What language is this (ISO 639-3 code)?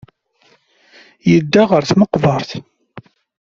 kab